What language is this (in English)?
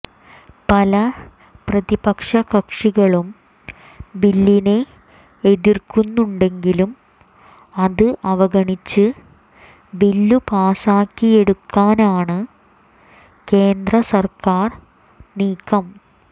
Malayalam